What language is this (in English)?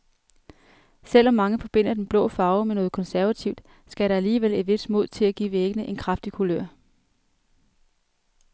Danish